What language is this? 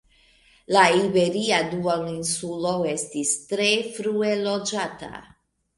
Esperanto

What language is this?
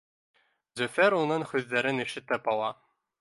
Bashkir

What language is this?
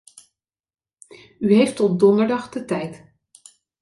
Dutch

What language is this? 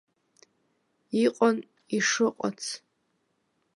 Abkhazian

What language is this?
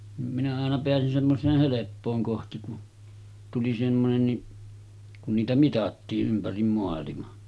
Finnish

